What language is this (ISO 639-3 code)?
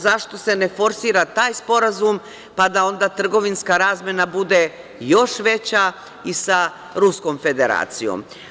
srp